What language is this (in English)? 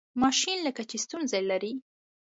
Pashto